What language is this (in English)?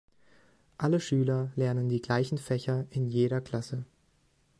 German